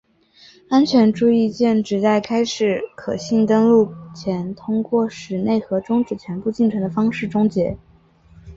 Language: Chinese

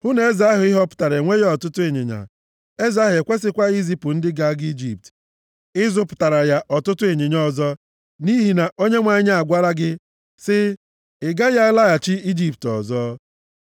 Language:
Igbo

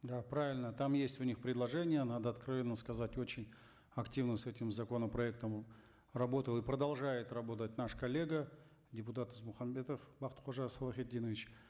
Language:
Kazakh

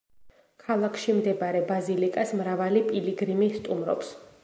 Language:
Georgian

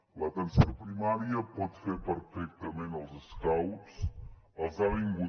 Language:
Catalan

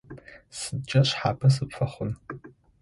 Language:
Adyghe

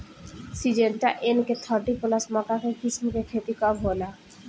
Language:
Bhojpuri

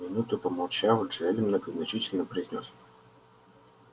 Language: Russian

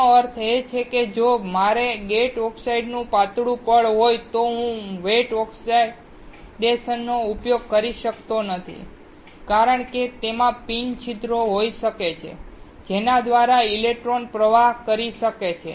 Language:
Gujarati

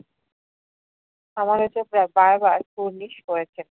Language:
Bangla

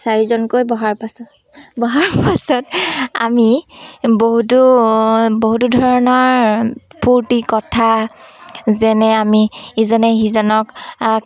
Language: Assamese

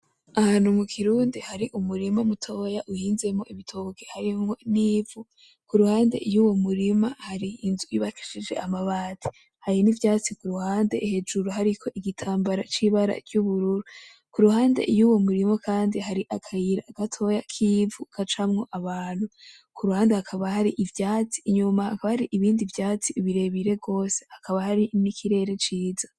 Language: Rundi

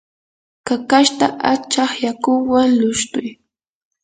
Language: Yanahuanca Pasco Quechua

